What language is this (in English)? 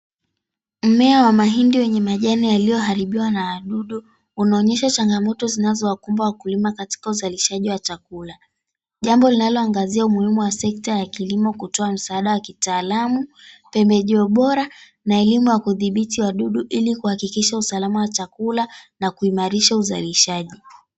Swahili